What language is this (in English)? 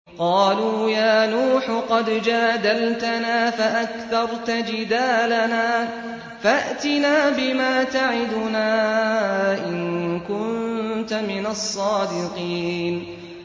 Arabic